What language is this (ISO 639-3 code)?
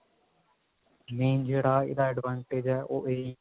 pan